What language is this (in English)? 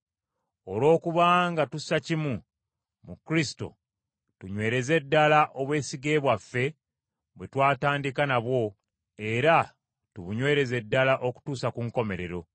Ganda